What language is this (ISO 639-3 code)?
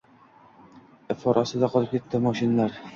uzb